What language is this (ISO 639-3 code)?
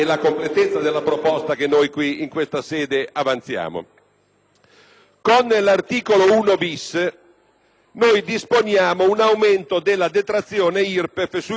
ita